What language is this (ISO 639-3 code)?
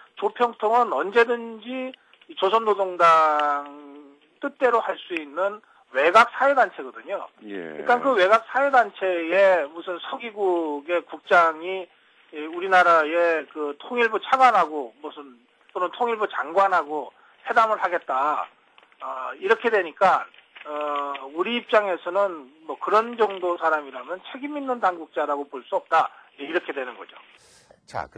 kor